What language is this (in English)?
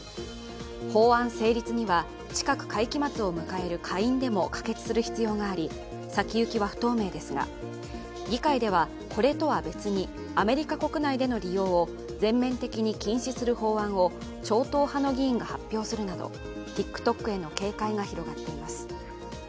Japanese